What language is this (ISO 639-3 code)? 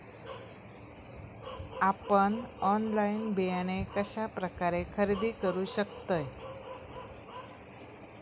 mar